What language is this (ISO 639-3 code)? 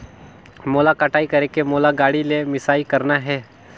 hne